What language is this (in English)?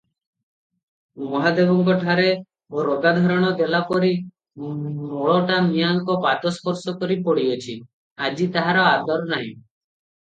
Odia